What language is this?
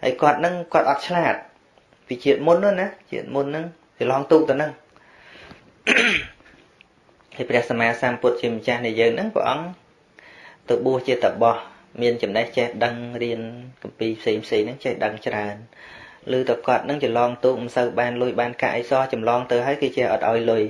Vietnamese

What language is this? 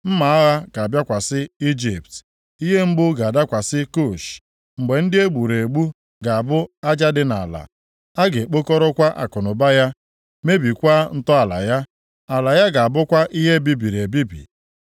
Igbo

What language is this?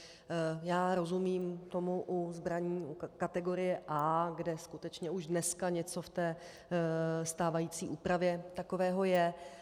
Czech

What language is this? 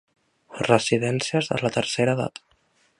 Catalan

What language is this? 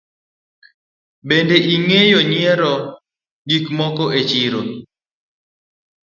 Luo (Kenya and Tanzania)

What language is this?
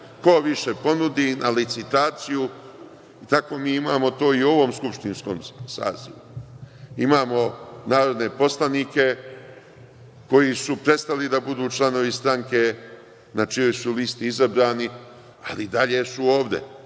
Serbian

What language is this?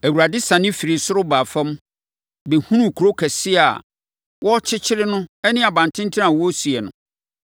Akan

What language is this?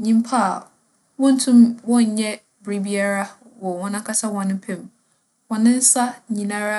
Akan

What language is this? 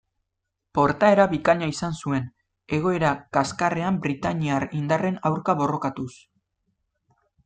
Basque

